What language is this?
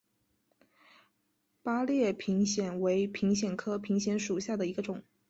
Chinese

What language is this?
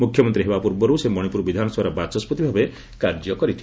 Odia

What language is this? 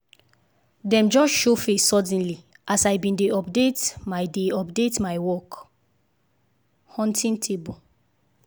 Nigerian Pidgin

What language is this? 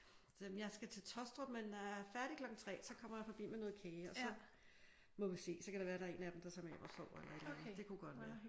Danish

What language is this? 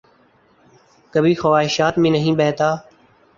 Urdu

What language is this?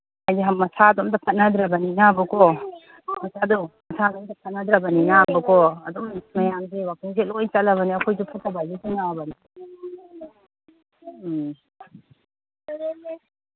Manipuri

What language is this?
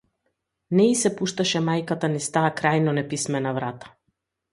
Macedonian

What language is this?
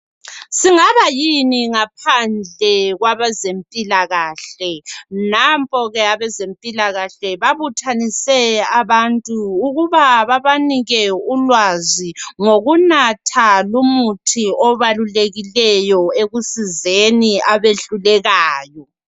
North Ndebele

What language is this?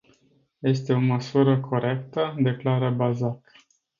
Romanian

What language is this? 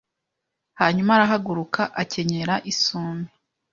Kinyarwanda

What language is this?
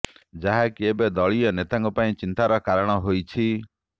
Odia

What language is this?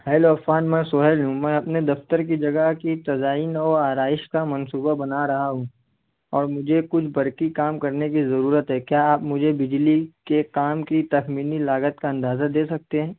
Urdu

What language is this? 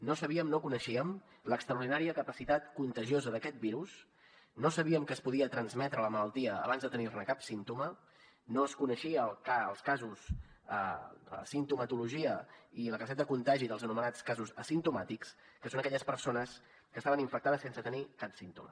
Catalan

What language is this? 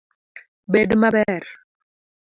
Luo (Kenya and Tanzania)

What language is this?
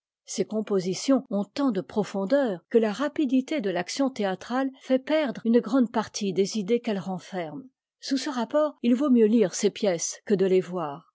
French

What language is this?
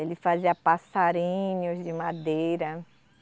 Portuguese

